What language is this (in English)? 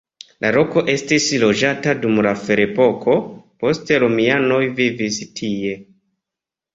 Esperanto